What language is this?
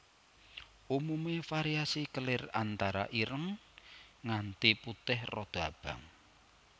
Javanese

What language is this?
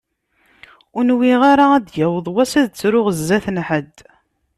Kabyle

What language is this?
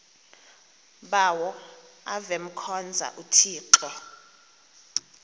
Xhosa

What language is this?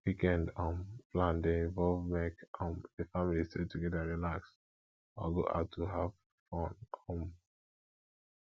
Nigerian Pidgin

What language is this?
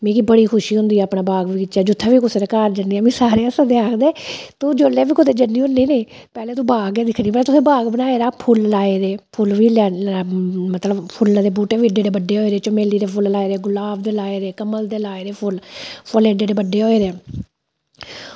Dogri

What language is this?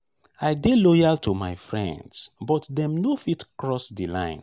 Nigerian Pidgin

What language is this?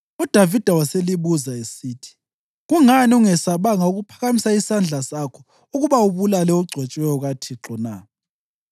North Ndebele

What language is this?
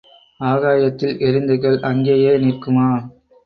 Tamil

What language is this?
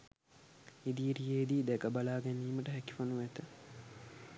Sinhala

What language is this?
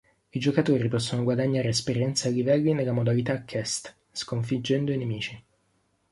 Italian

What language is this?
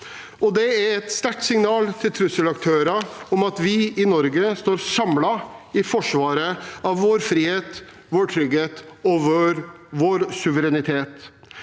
Norwegian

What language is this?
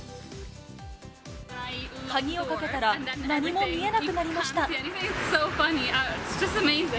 Japanese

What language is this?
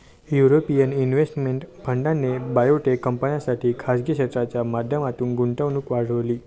Marathi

